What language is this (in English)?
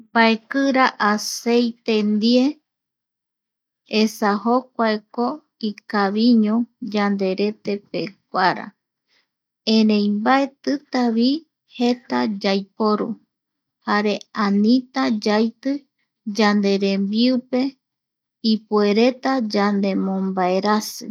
Eastern Bolivian Guaraní